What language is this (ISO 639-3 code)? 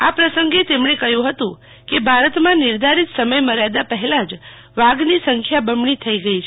guj